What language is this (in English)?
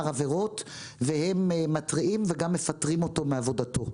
Hebrew